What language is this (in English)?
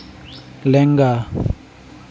Santali